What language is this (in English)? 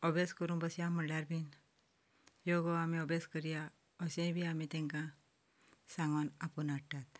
Konkani